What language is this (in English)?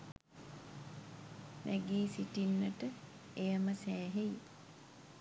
Sinhala